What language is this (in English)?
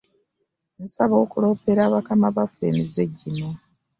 Ganda